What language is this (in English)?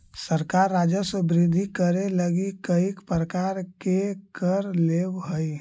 Magahi